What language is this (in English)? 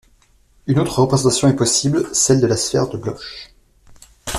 French